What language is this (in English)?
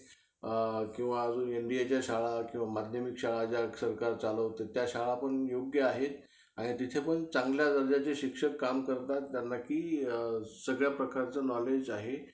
Marathi